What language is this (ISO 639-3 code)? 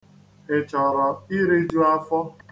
ibo